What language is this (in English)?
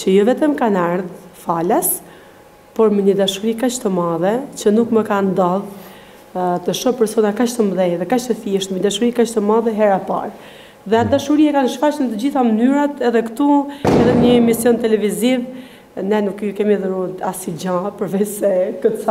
Romanian